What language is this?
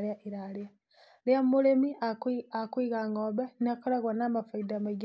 Kikuyu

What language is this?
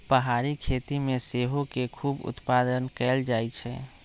Magahi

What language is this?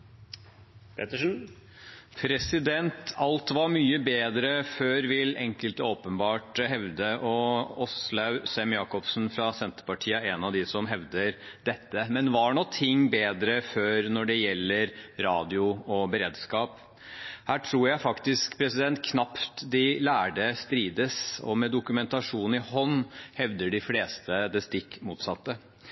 Norwegian Bokmål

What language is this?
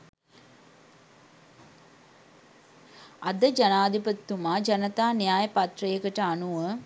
Sinhala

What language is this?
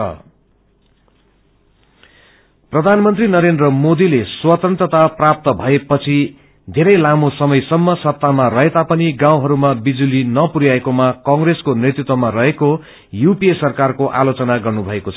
Nepali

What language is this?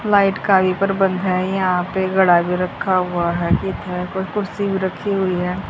Hindi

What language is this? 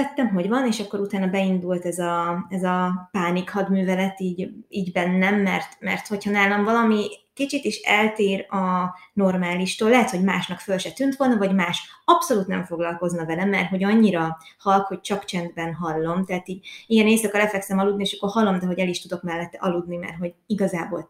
Hungarian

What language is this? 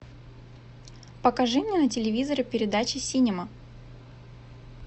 Russian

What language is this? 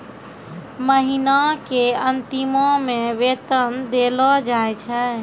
Maithili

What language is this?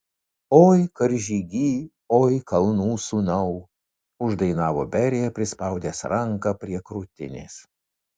Lithuanian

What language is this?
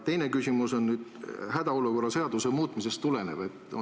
Estonian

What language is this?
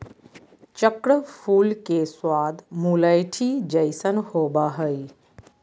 Magahi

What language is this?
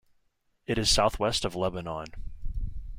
English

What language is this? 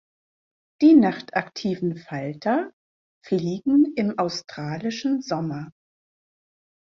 German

